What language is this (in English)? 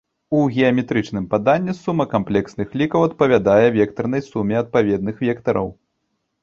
Belarusian